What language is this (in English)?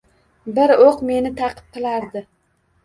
Uzbek